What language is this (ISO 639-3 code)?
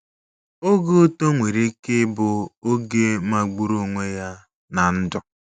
ibo